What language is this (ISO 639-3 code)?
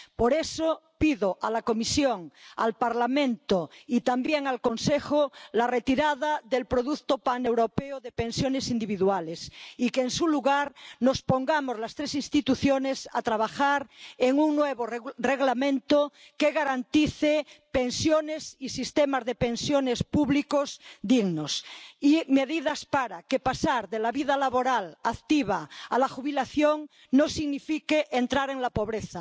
spa